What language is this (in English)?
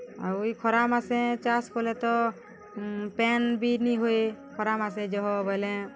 Odia